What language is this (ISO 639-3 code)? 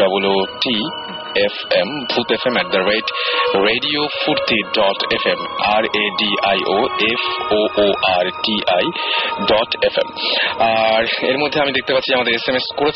ben